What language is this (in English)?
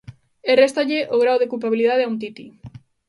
Galician